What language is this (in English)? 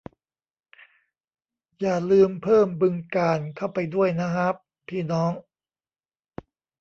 Thai